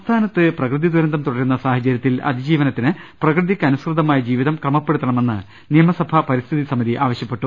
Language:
Malayalam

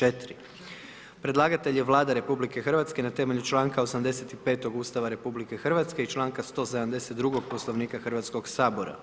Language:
Croatian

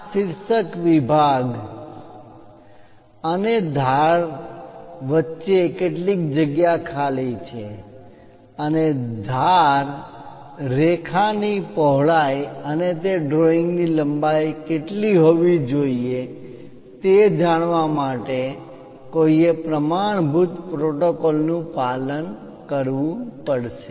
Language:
Gujarati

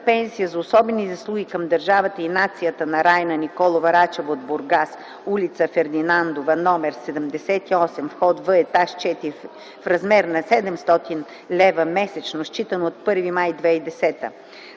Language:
Bulgarian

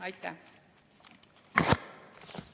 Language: Estonian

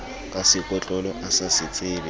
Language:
Southern Sotho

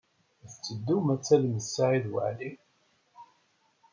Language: Kabyle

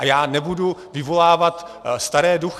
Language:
Czech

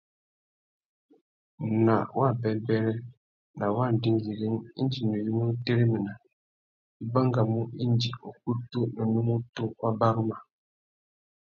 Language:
Tuki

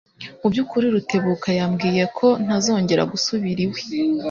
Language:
Kinyarwanda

